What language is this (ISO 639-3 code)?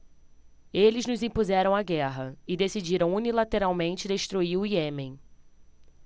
por